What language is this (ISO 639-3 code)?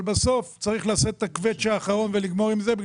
heb